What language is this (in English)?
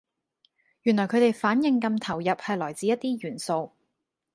Cantonese